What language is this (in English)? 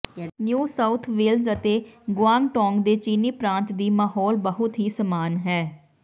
Punjabi